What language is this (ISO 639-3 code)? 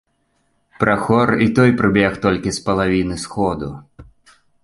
bel